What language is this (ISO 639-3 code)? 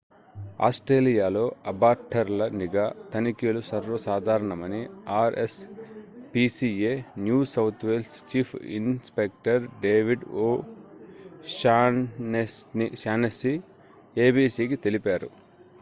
tel